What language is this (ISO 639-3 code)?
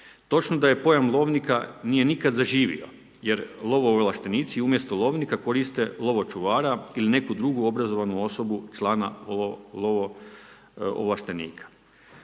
hrv